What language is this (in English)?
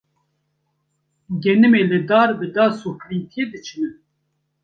Kurdish